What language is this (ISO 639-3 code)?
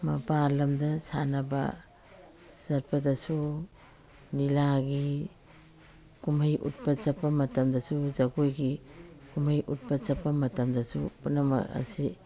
mni